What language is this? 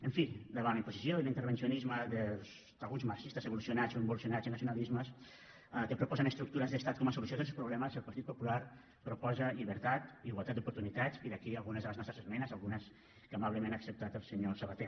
Catalan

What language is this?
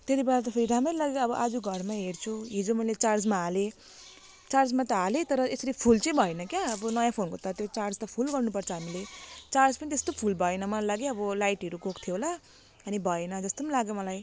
Nepali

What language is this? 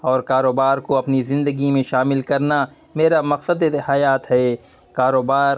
Urdu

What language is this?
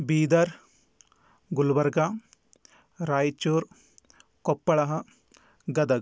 Sanskrit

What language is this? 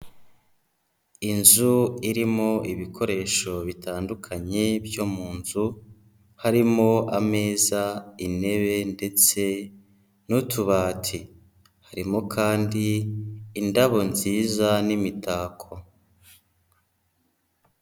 Kinyarwanda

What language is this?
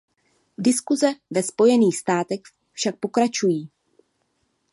Czech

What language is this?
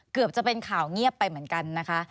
Thai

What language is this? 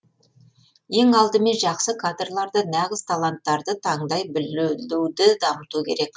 Kazakh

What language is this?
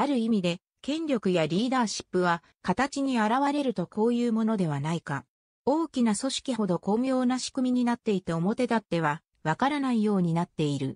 Japanese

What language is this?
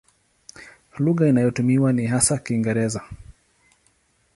Swahili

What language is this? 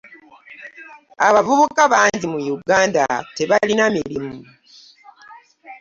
Ganda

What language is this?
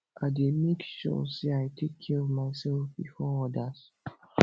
Nigerian Pidgin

